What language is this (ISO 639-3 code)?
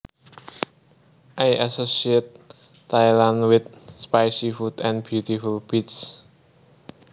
jav